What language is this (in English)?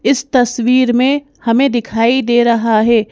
Hindi